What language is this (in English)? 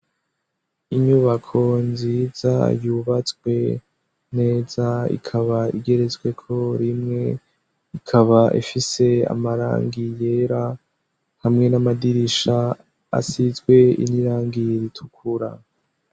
Rundi